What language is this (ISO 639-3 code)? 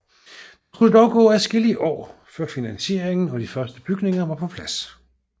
dan